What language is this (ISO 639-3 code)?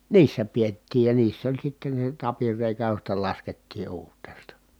fin